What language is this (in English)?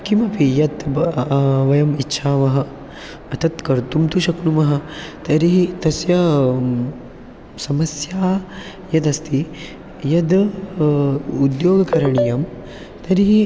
Sanskrit